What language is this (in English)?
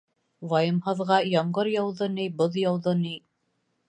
Bashkir